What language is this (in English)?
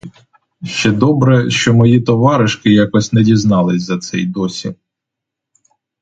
Ukrainian